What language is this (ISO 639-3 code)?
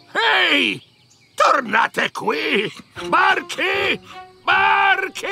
ita